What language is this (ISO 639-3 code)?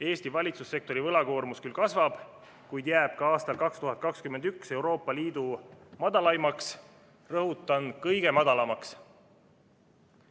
est